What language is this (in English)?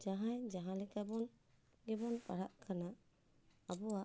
Santali